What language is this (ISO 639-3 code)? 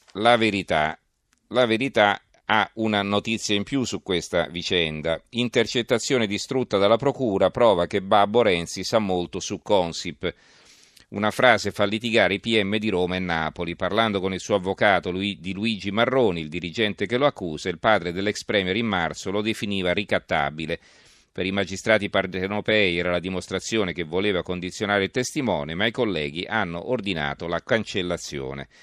ita